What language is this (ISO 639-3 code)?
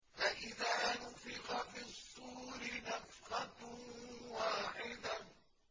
ara